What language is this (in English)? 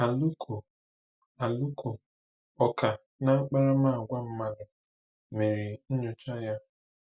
Igbo